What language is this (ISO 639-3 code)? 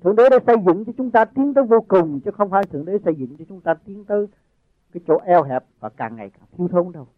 vie